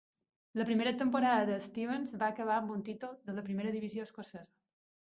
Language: Catalan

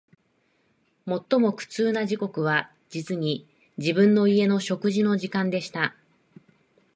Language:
Japanese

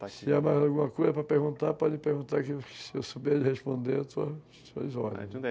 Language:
Portuguese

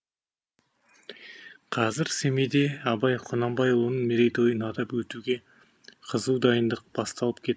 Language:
Kazakh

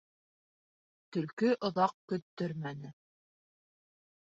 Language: Bashkir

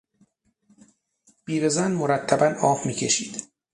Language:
Persian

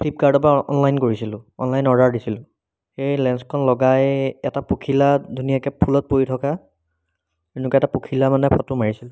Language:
Assamese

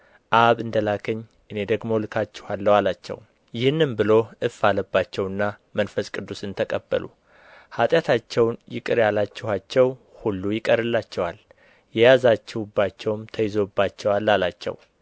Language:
Amharic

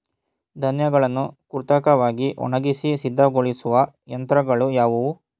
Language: Kannada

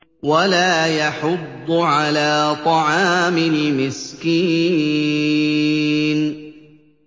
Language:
Arabic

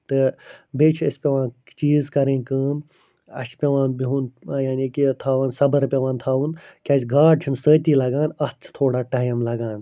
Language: Kashmiri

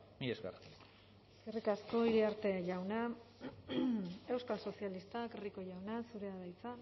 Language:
Basque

